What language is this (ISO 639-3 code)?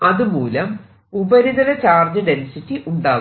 mal